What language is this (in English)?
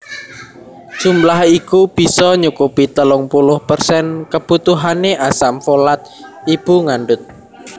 Javanese